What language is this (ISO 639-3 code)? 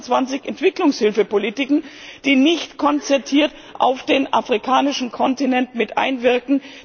deu